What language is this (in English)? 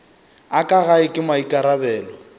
Northern Sotho